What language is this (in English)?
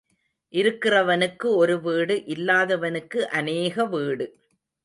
Tamil